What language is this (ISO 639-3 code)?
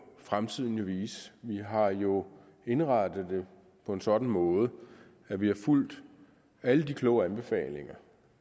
dan